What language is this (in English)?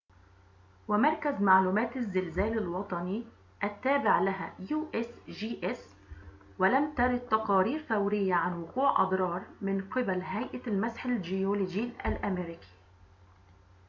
Arabic